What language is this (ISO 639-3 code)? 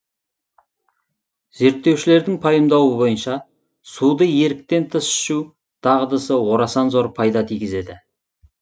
kaz